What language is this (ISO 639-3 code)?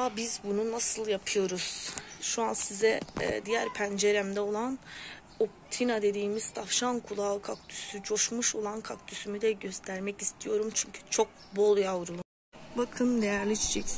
tur